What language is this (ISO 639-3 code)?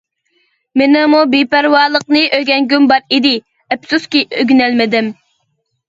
uig